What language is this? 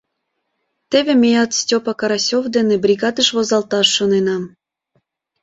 Mari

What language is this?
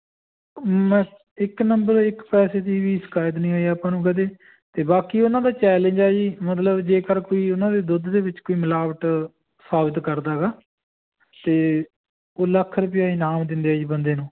Punjabi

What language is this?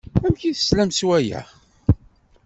Kabyle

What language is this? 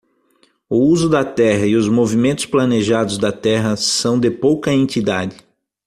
Portuguese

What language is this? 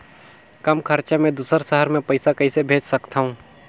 Chhattisgarhi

